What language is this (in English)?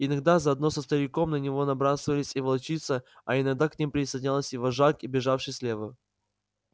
Russian